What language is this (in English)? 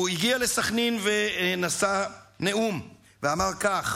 Hebrew